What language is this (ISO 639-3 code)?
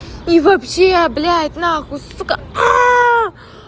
rus